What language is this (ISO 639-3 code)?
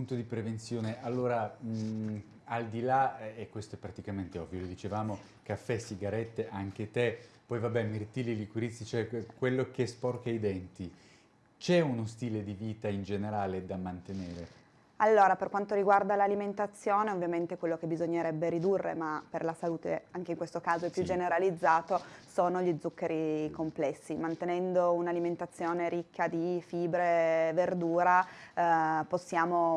ita